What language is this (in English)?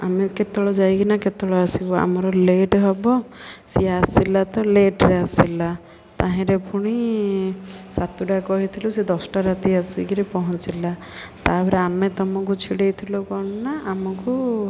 Odia